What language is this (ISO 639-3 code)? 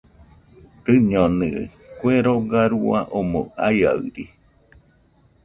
hux